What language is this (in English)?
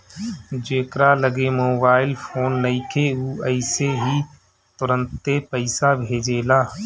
Bhojpuri